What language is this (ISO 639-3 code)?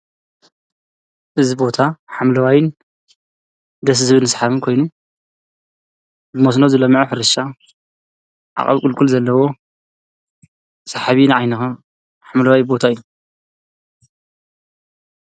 tir